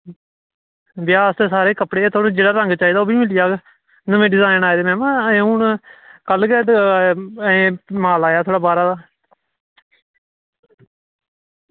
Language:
Dogri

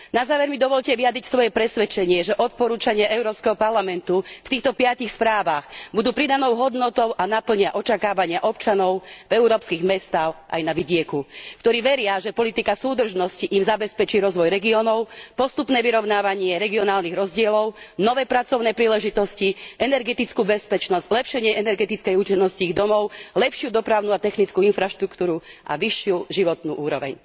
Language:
Slovak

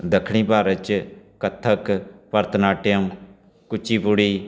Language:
Punjabi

